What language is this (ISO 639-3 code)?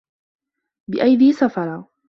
ara